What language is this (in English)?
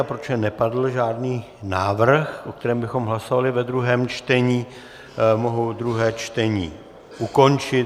Czech